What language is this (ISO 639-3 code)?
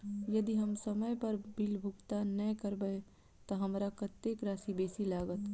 mai